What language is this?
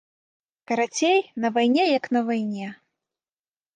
Belarusian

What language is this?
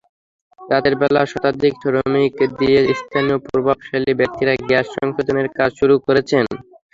Bangla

